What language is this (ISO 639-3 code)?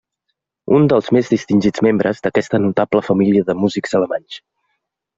cat